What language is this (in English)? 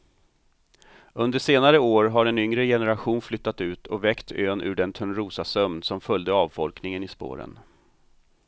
Swedish